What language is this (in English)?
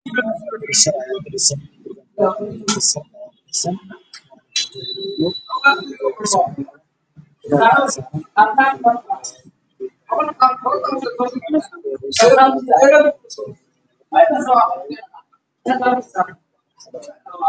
Somali